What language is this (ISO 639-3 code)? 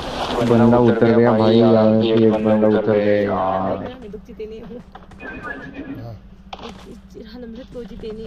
ron